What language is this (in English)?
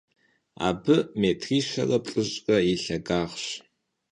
Kabardian